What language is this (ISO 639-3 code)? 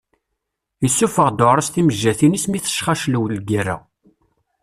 kab